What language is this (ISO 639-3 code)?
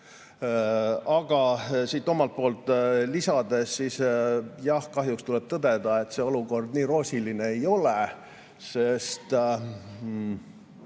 est